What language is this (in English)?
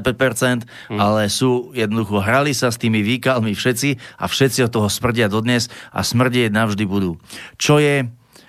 Slovak